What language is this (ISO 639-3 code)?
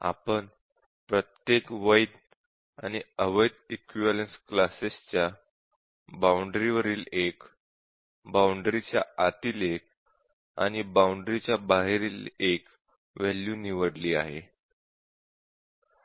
mar